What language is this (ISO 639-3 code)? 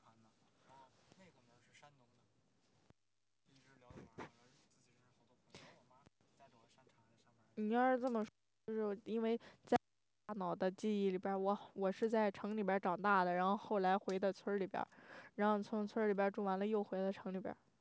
zho